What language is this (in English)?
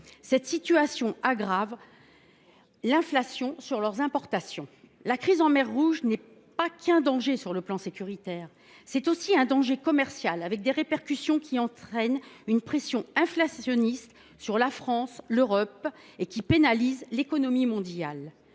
French